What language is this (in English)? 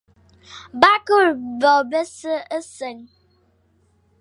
Fang